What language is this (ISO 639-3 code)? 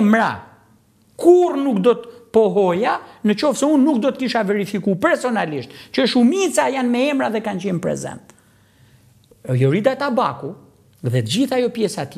ron